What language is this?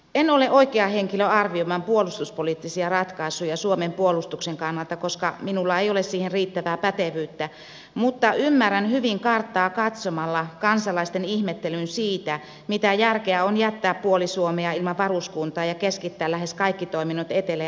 Finnish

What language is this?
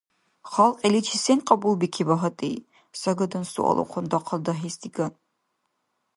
Dargwa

